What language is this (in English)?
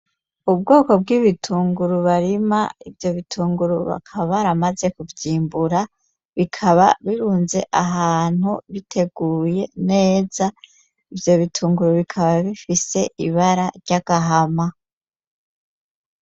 Rundi